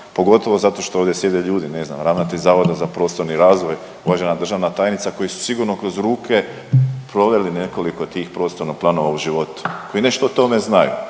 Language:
Croatian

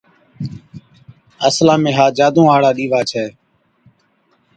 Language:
Od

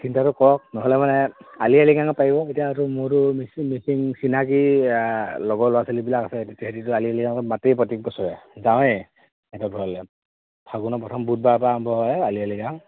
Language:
Assamese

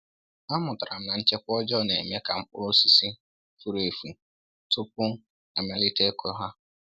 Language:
Igbo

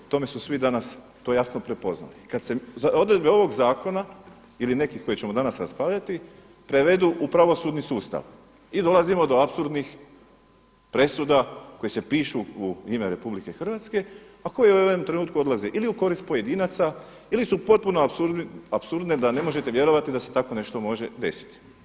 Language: Croatian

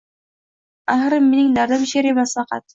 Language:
Uzbek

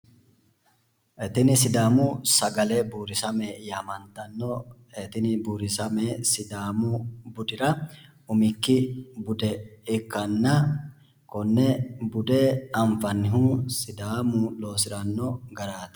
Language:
Sidamo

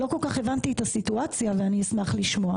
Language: Hebrew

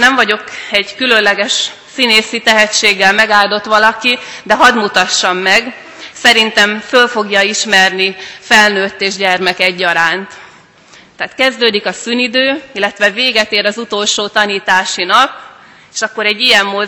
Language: Hungarian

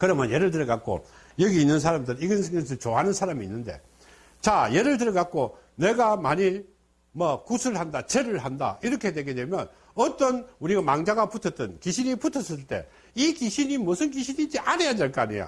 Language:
Korean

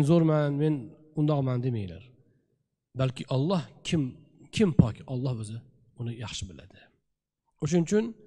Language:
Turkish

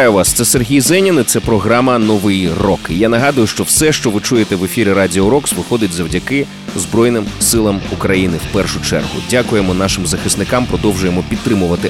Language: Ukrainian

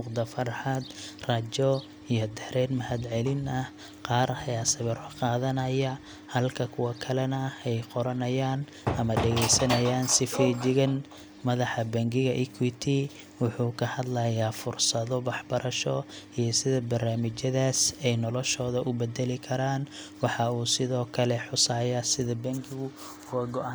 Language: Somali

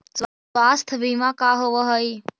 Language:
Magahi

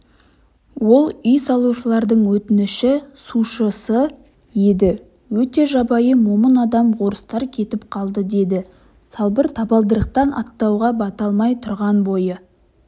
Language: Kazakh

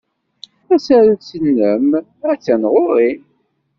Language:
Kabyle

